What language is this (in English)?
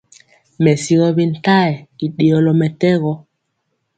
Mpiemo